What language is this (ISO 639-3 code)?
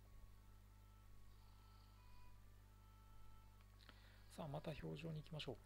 jpn